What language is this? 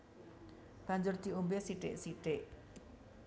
Javanese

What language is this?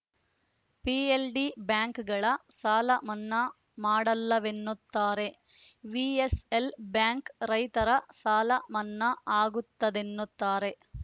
Kannada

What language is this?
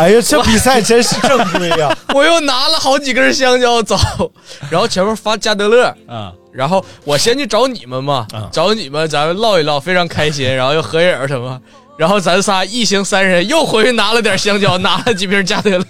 Chinese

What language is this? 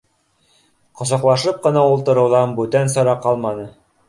Bashkir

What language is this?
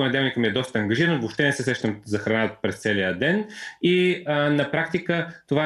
Bulgarian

